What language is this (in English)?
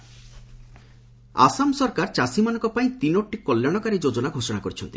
Odia